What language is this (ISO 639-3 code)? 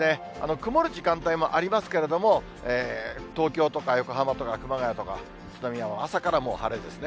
jpn